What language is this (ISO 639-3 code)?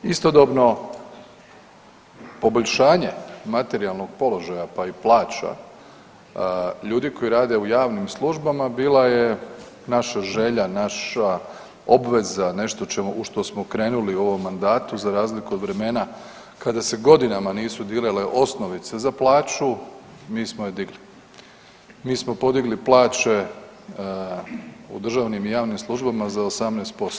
hrv